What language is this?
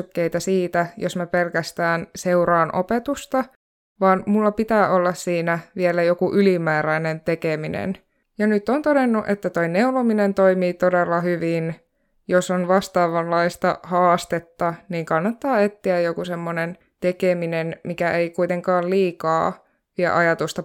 Finnish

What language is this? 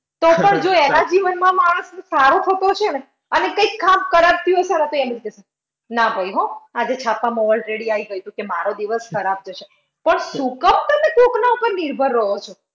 Gujarati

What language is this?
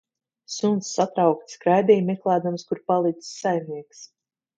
Latvian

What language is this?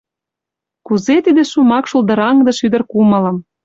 Mari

